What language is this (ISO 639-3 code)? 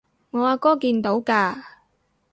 yue